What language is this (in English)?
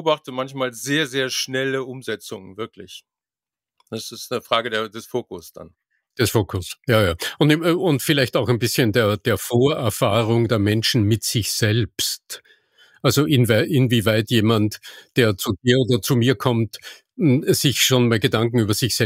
German